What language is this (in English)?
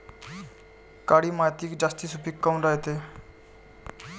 Marathi